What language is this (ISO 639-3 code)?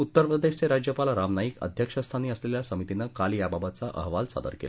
mar